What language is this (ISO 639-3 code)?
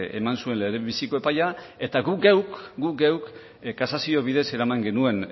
eus